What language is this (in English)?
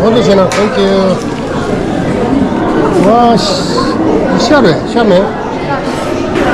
Arabic